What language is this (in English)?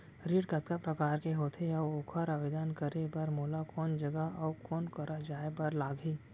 Chhattisgarhi